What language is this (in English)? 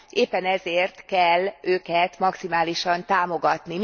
Hungarian